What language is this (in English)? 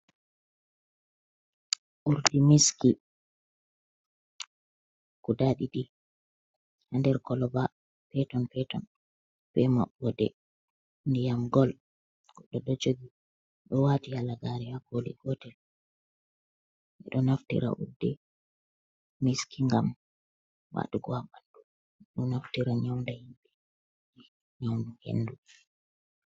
Fula